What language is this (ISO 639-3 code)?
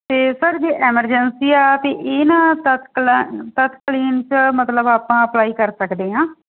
pan